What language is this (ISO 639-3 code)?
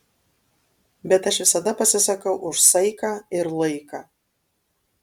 lit